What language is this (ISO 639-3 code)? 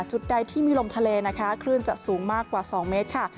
tha